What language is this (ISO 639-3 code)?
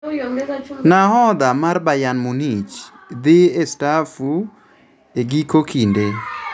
luo